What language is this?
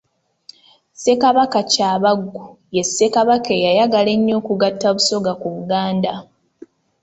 Ganda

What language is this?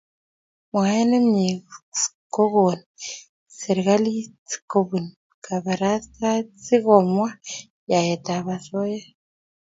Kalenjin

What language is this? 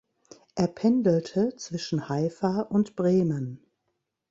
German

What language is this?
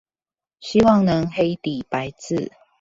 Chinese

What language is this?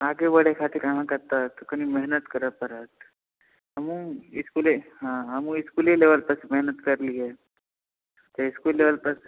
Maithili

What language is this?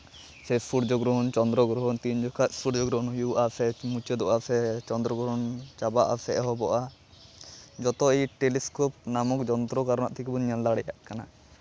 Santali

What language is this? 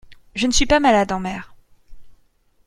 French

